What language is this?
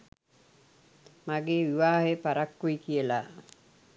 Sinhala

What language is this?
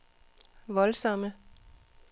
Danish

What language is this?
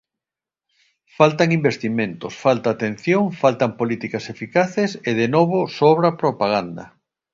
Galician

